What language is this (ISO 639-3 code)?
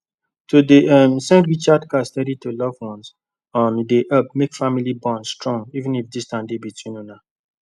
pcm